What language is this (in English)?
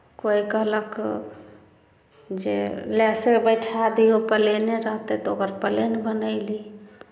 Maithili